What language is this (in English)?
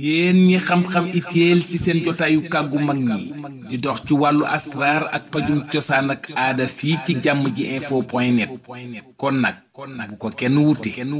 Arabic